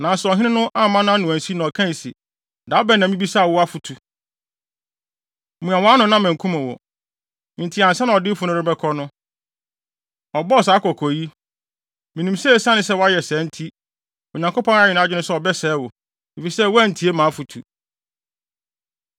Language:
Akan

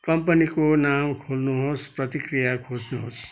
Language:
Nepali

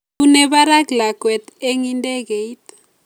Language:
Kalenjin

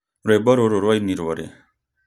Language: Kikuyu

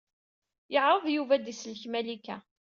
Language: Kabyle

